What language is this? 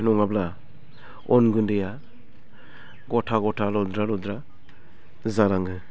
Bodo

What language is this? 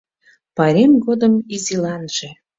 Mari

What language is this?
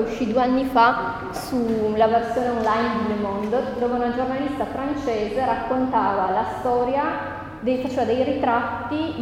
Italian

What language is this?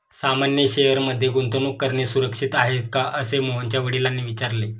Marathi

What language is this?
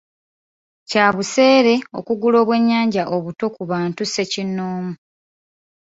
Ganda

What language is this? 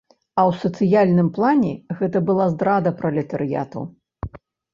Belarusian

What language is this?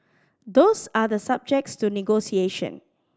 English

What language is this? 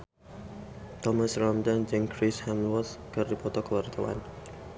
Sundanese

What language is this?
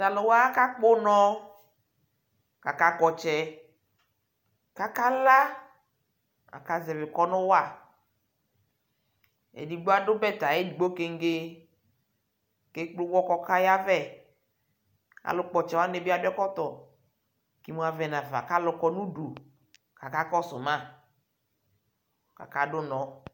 Ikposo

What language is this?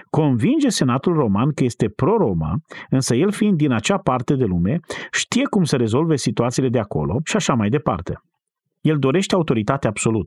Romanian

